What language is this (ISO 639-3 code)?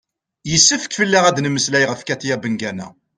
kab